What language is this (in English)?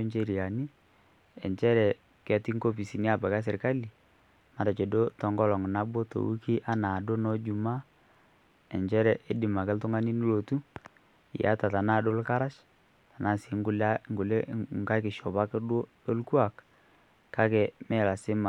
Masai